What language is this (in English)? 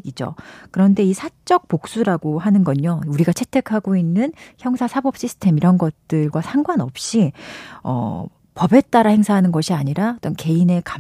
Korean